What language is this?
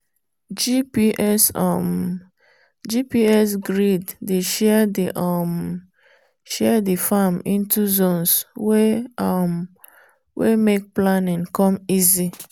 Nigerian Pidgin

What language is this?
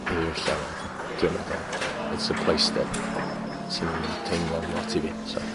Welsh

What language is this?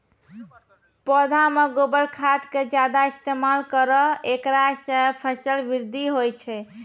Maithili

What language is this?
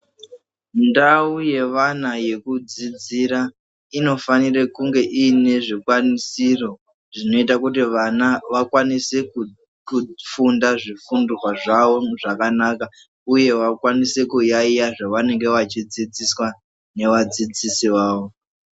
Ndau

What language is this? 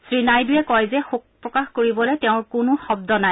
Assamese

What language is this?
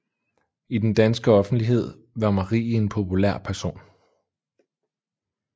Danish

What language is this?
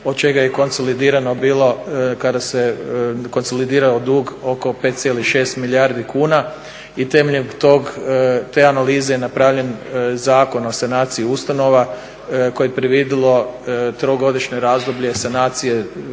Croatian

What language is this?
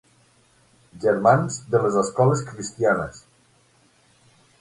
Catalan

